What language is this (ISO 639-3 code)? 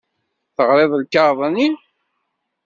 kab